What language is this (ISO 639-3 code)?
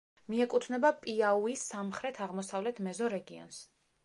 kat